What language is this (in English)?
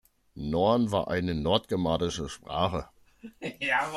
German